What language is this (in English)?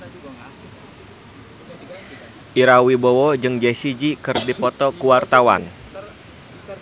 Sundanese